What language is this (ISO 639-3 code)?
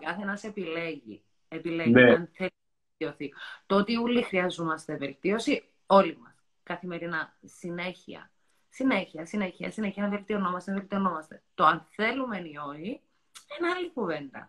ell